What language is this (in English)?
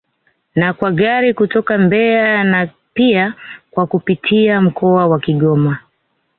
Swahili